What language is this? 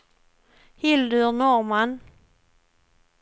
Swedish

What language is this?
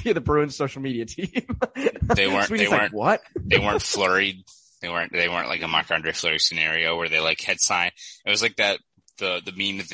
English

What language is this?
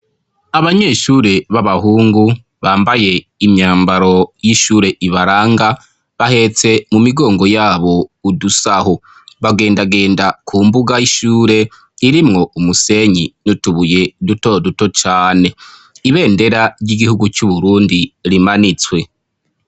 Rundi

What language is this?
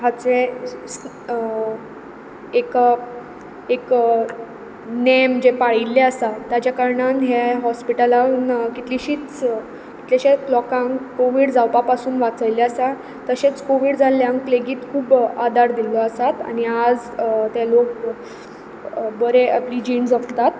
Konkani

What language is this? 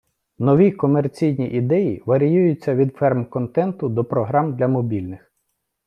Ukrainian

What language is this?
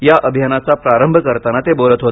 Marathi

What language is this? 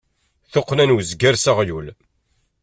Kabyle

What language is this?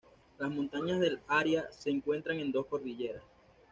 Spanish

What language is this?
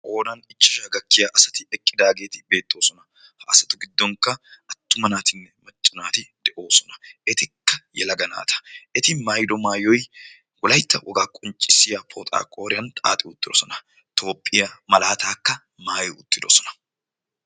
Wolaytta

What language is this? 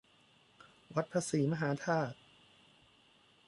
Thai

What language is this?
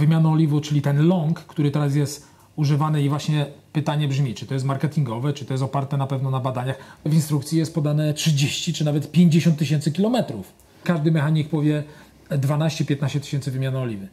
Polish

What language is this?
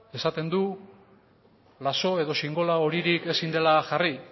Basque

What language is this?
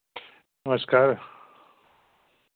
Dogri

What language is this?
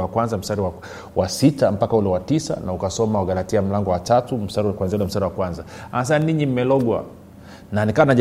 Swahili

